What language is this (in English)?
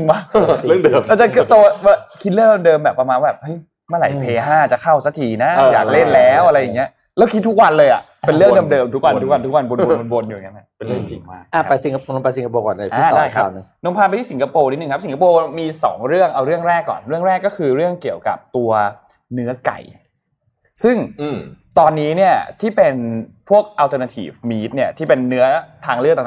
Thai